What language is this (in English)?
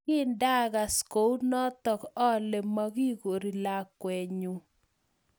Kalenjin